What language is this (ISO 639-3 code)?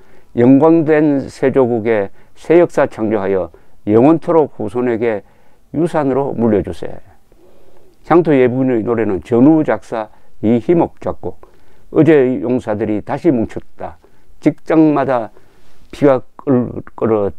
kor